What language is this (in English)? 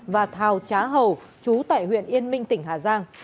Vietnamese